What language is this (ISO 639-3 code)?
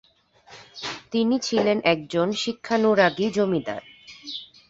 ben